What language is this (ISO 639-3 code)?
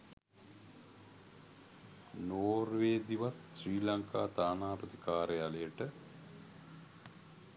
sin